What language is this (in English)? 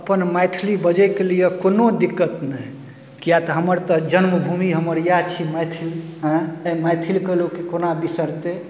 Maithili